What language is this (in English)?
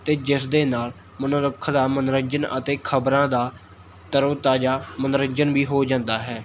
Punjabi